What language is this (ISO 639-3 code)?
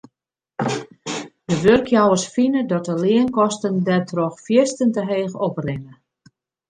fry